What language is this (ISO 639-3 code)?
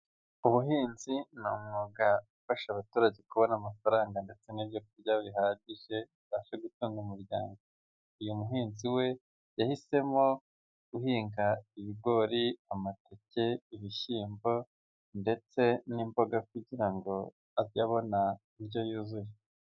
kin